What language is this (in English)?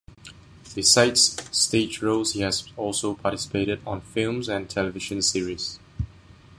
English